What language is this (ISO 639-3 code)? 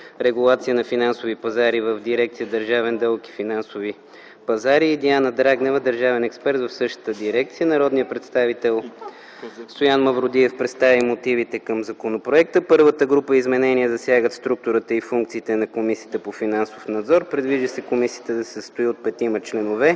bul